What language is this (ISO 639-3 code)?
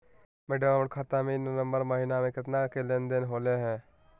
mag